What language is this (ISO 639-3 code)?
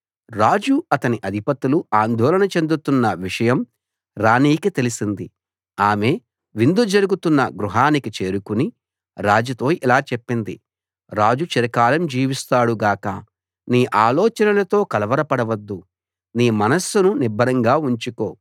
tel